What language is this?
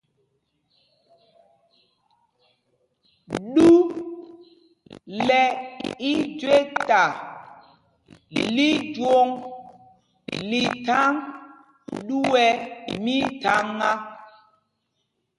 Mpumpong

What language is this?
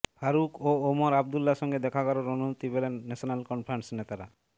Bangla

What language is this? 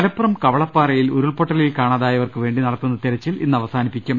Malayalam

